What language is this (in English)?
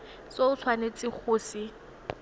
Tswana